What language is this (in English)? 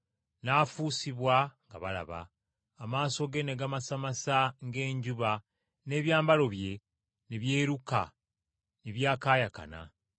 Ganda